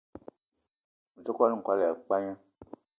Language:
Eton (Cameroon)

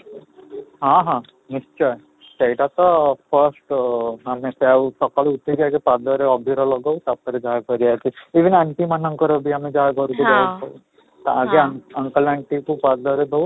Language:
Odia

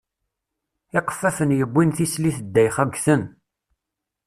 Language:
Kabyle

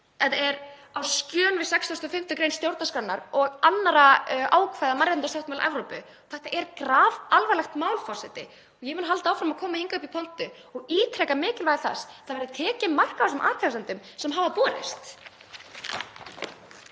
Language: Icelandic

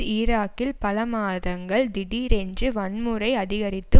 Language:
Tamil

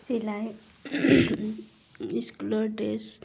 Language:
Assamese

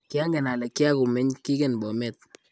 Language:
Kalenjin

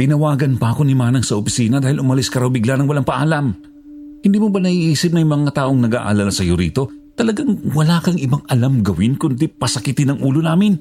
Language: Filipino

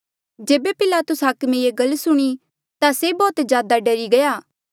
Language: Mandeali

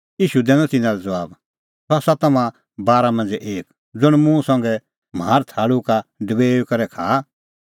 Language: Kullu Pahari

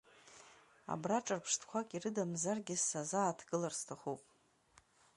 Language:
Abkhazian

